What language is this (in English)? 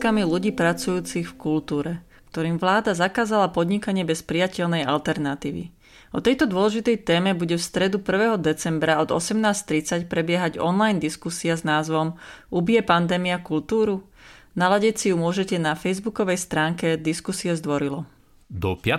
Slovak